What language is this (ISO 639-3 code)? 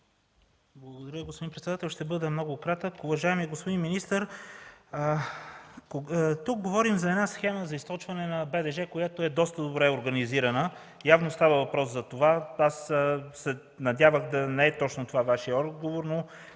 bul